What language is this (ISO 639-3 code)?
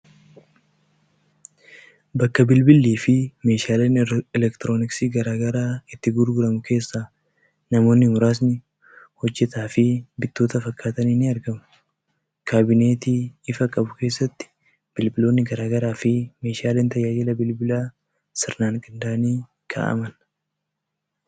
orm